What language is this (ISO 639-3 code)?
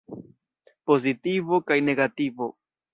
epo